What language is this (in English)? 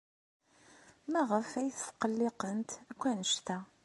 Kabyle